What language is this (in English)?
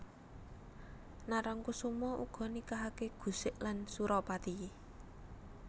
Javanese